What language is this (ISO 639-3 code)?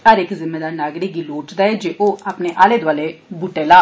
doi